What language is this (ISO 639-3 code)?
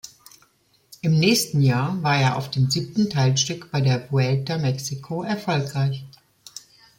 deu